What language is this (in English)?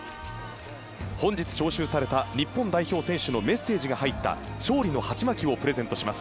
Japanese